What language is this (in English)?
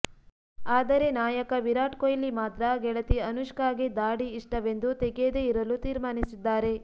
Kannada